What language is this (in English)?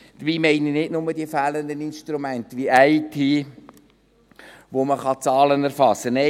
Swiss German